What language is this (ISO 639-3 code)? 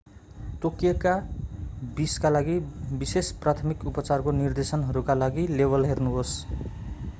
nep